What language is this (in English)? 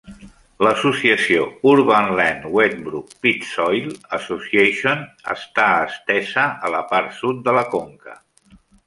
Catalan